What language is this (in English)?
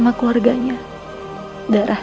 Indonesian